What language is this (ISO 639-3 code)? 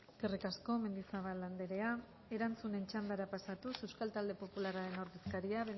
eus